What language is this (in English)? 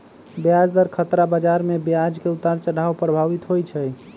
Magahi